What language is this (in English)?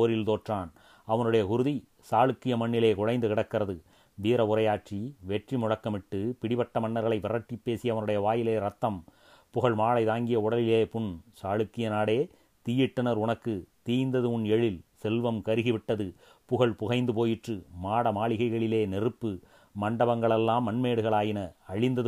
Tamil